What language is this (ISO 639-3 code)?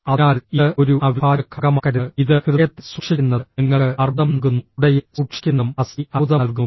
mal